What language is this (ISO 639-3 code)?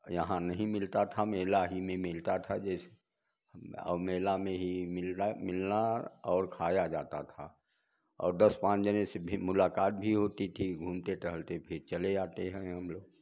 hin